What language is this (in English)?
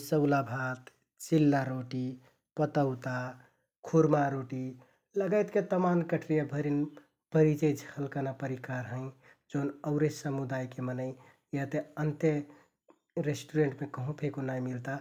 Kathoriya Tharu